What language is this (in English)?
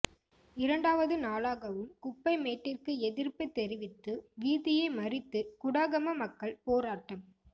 Tamil